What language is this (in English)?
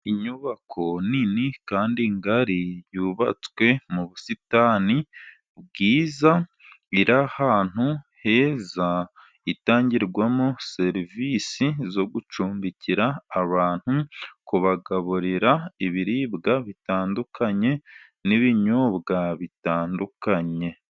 Kinyarwanda